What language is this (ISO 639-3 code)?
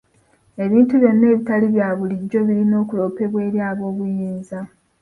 lug